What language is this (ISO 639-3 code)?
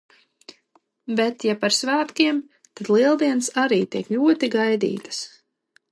lav